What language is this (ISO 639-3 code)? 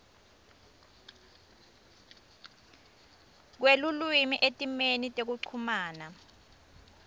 ssw